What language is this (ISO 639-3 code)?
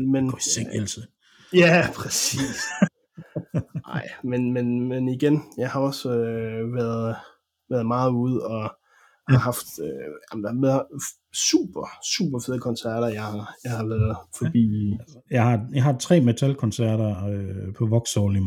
dan